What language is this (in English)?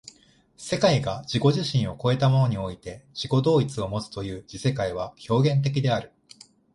Japanese